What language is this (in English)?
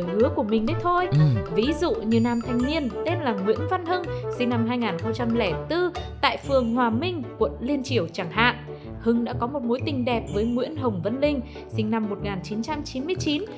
Vietnamese